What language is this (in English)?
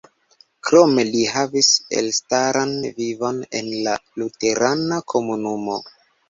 Esperanto